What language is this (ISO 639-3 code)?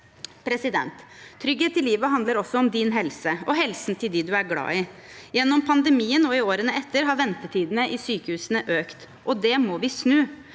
nor